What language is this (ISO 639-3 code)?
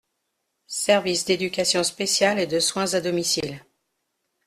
fra